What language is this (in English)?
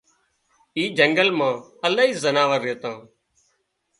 Wadiyara Koli